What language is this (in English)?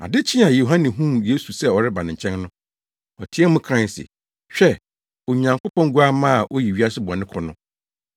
Akan